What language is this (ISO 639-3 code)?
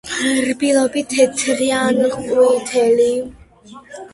kat